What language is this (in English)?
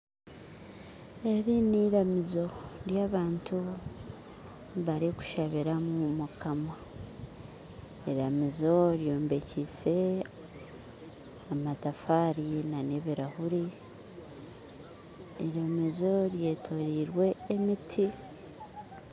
Nyankole